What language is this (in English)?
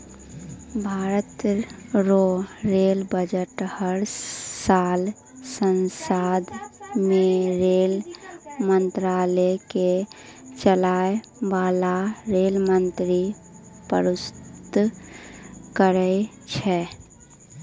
Maithili